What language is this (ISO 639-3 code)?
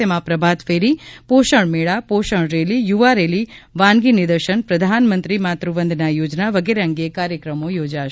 guj